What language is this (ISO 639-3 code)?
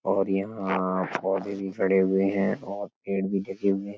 hin